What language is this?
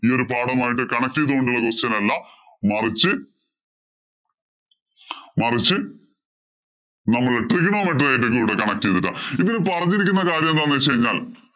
Malayalam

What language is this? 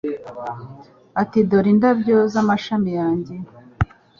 Kinyarwanda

